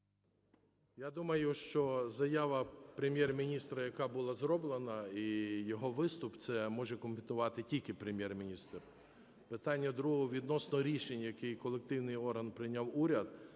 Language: Ukrainian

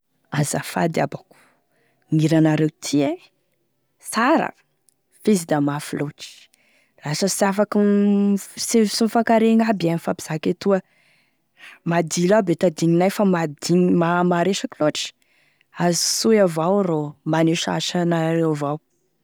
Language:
Tesaka Malagasy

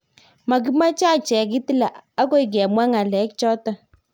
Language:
Kalenjin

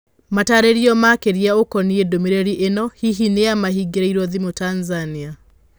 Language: Kikuyu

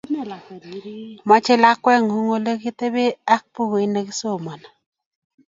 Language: Kalenjin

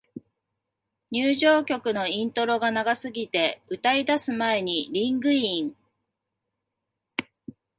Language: Japanese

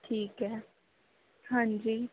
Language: Punjabi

